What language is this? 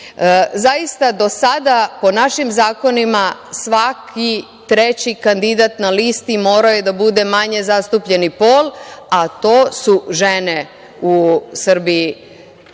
Serbian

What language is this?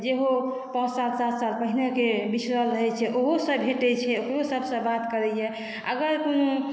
Maithili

